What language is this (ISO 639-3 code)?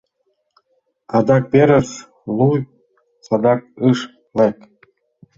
chm